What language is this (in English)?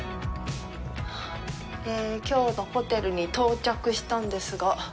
Japanese